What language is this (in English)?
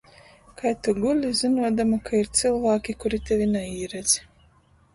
Latgalian